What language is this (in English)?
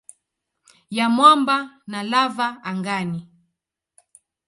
Swahili